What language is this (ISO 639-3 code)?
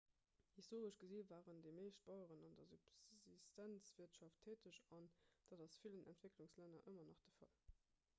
ltz